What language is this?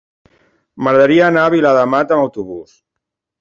Catalan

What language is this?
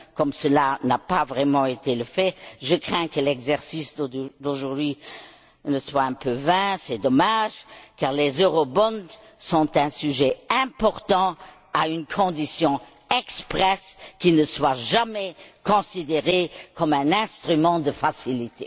French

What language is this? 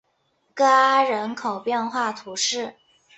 Chinese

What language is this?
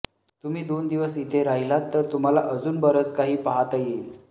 Marathi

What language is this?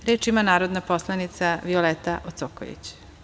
Serbian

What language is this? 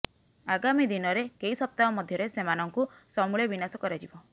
Odia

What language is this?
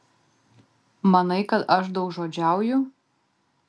Lithuanian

